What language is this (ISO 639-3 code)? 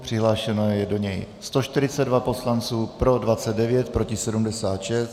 ces